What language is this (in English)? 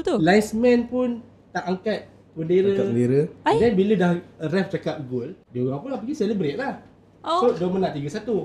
Malay